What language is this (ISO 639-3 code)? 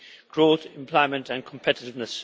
eng